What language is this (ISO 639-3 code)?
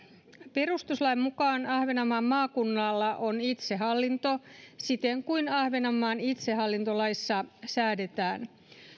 fin